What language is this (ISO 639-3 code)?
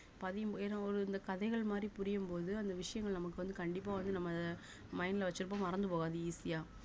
tam